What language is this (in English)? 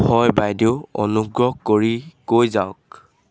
Assamese